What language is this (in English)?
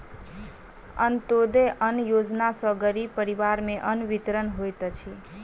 Maithili